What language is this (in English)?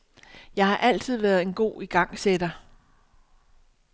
Danish